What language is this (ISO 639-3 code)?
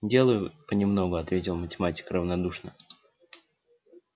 rus